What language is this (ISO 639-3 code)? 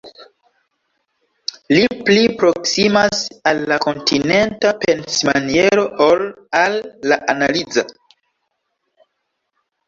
epo